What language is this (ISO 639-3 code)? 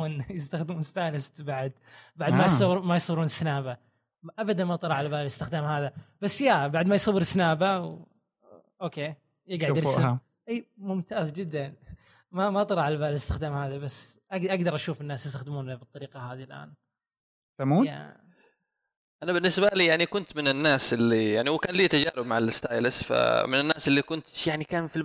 ara